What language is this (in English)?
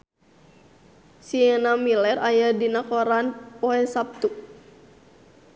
Sundanese